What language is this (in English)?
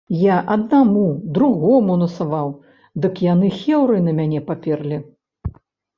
Belarusian